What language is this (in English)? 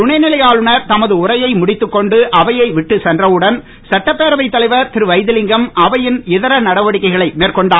Tamil